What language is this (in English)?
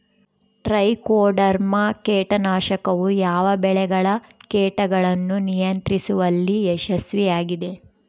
Kannada